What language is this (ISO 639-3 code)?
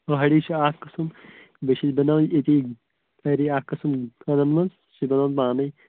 kas